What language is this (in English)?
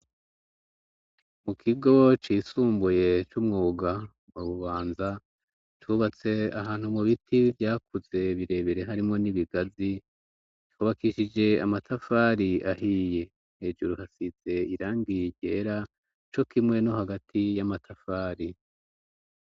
Rundi